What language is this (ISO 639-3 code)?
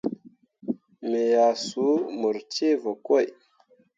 mua